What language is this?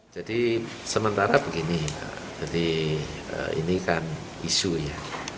Indonesian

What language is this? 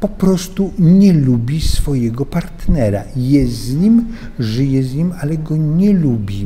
Polish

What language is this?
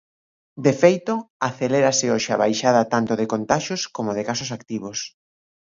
Galician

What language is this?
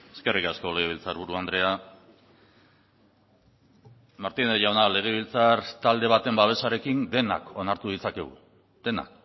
Basque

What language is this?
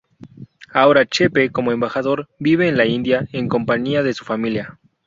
Spanish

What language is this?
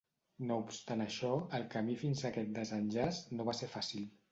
Catalan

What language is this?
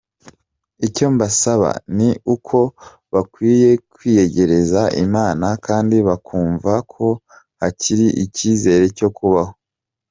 Kinyarwanda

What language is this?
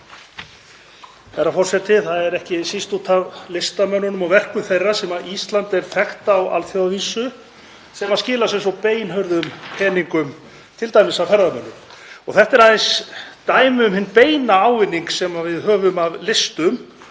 Icelandic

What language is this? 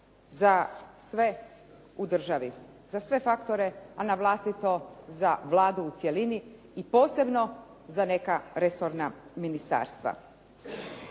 Croatian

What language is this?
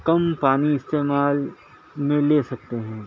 Urdu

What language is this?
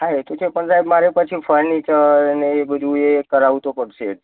Gujarati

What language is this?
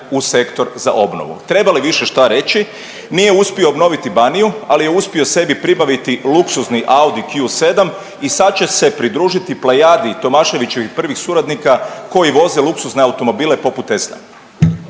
Croatian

